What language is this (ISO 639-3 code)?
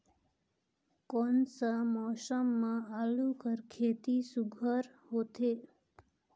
hne